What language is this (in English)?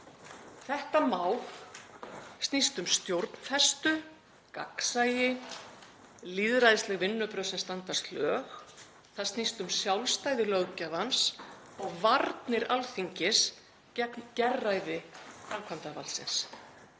Icelandic